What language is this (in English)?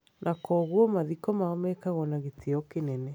Kikuyu